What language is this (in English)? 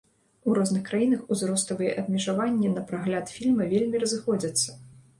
Belarusian